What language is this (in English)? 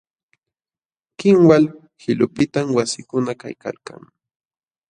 Jauja Wanca Quechua